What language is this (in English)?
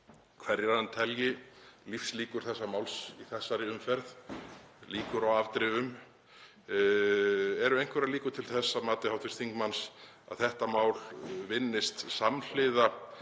Icelandic